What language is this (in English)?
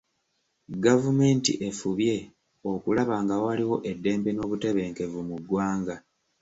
Ganda